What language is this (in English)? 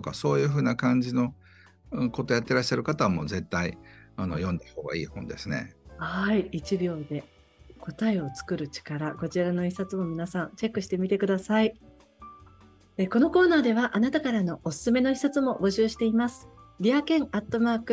Japanese